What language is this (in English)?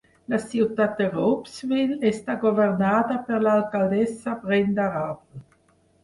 Catalan